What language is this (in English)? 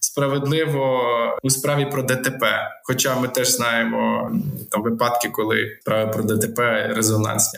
Ukrainian